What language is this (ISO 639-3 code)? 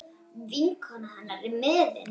isl